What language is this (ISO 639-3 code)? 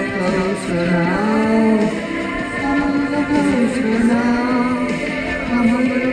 eng